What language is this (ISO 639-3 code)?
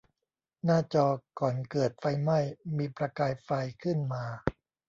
tha